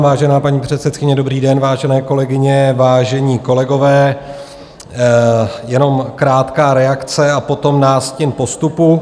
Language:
Czech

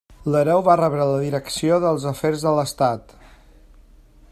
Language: Catalan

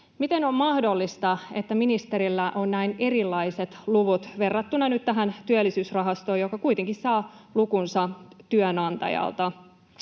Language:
Finnish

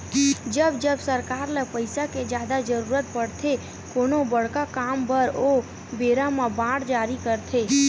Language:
Chhattisgarhi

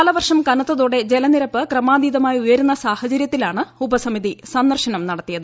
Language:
Malayalam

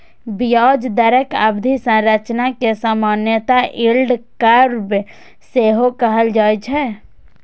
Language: Maithili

